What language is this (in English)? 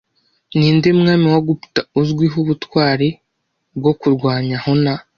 Kinyarwanda